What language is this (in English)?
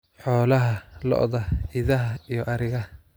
Somali